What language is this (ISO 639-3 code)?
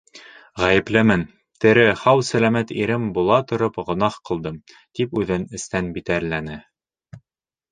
bak